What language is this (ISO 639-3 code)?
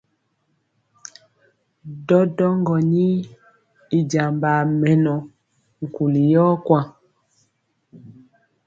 mcx